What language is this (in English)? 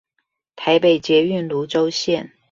Chinese